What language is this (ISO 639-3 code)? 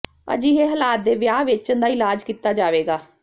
pan